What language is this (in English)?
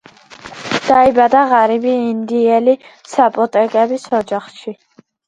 Georgian